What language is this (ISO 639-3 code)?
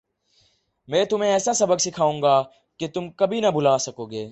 urd